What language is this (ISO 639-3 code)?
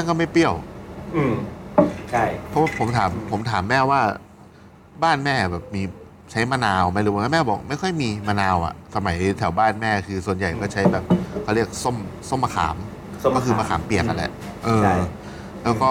tha